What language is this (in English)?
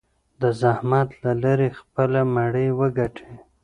Pashto